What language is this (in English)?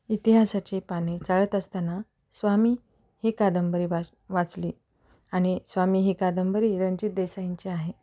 Marathi